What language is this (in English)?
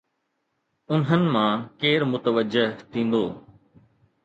Sindhi